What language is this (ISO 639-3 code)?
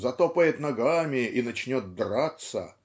rus